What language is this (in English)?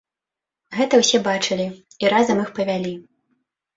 Belarusian